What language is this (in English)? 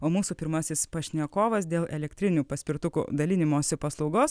Lithuanian